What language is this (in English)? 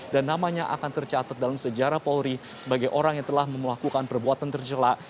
Indonesian